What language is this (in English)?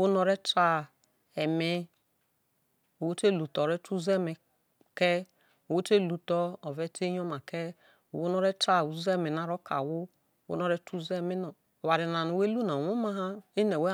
Isoko